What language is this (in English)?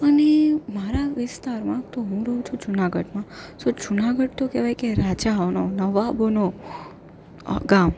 Gujarati